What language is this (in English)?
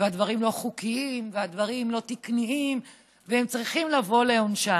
Hebrew